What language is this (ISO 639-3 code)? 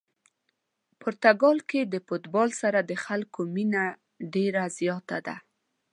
pus